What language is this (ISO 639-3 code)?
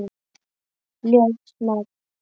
isl